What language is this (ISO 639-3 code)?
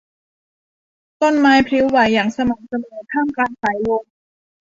tha